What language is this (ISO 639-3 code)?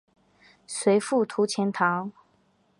zho